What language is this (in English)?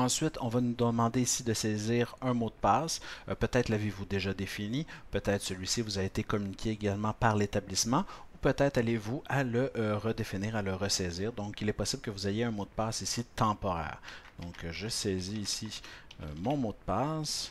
French